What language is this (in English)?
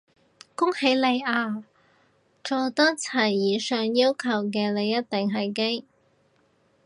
Cantonese